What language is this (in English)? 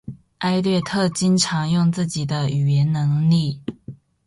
Chinese